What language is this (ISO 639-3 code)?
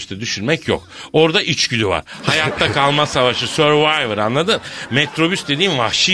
tur